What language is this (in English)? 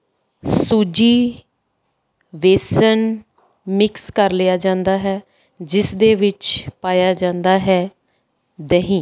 Punjabi